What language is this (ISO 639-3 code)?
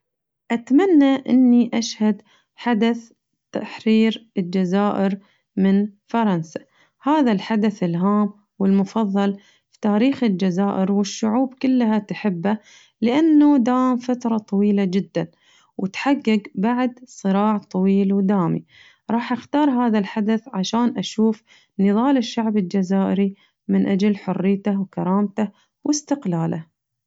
ars